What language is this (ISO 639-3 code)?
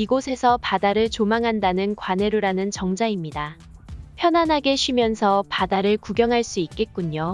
kor